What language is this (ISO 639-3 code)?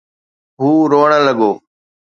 snd